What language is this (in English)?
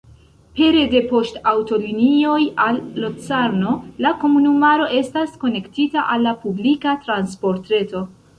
Esperanto